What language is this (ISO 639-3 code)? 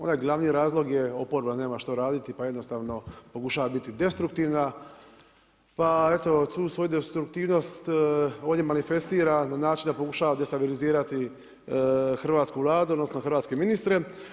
hrv